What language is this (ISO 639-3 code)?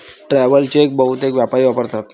mar